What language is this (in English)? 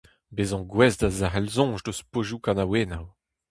Breton